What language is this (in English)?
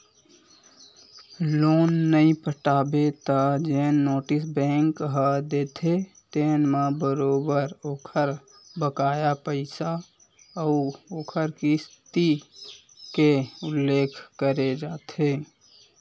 Chhattisgarhi